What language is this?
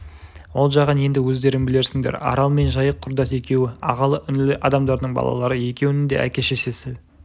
Kazakh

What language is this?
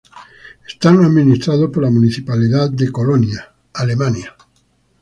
Spanish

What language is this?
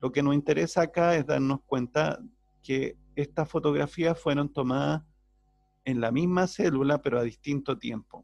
Spanish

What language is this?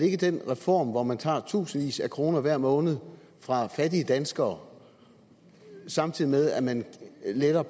Danish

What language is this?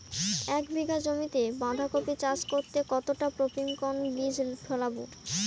Bangla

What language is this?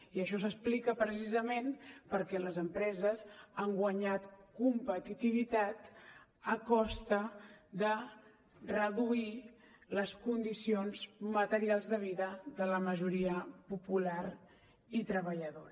Catalan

